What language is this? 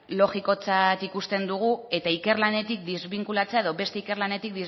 Basque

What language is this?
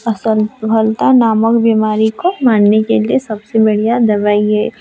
Odia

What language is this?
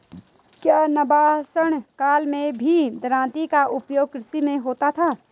Hindi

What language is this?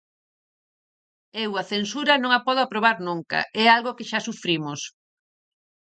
Galician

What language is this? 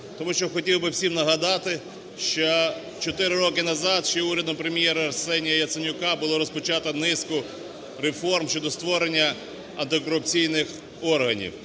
Ukrainian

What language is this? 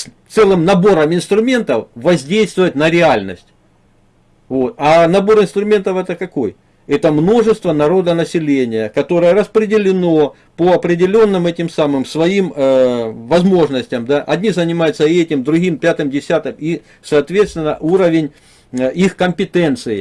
Russian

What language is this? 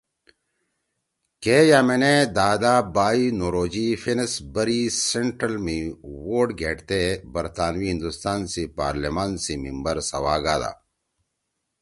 Torwali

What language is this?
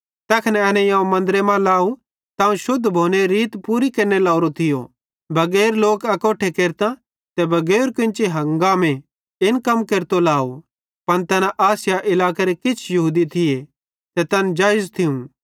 Bhadrawahi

